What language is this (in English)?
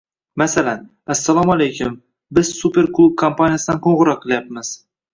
Uzbek